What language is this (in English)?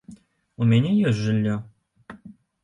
Belarusian